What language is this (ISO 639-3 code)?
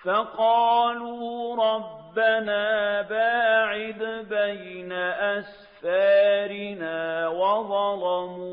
ara